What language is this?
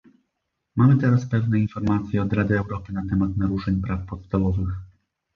Polish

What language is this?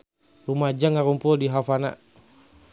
Sundanese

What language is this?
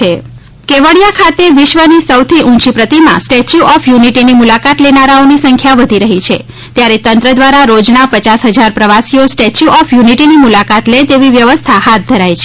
Gujarati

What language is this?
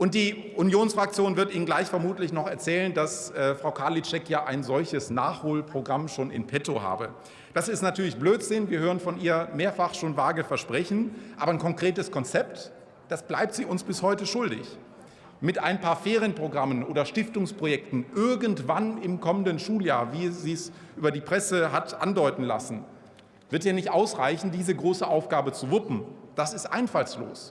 German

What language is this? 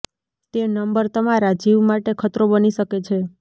Gujarati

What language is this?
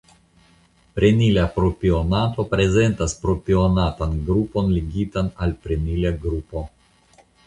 Esperanto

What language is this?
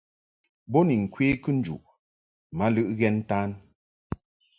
Mungaka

